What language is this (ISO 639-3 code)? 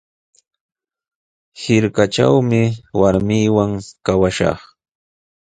qws